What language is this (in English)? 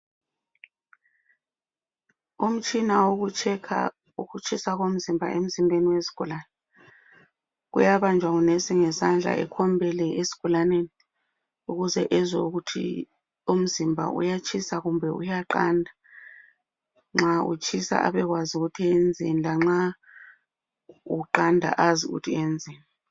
North Ndebele